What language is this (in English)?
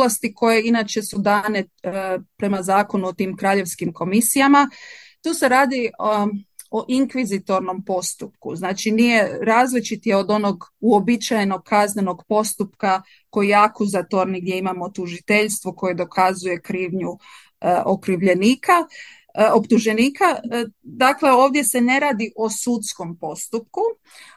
Croatian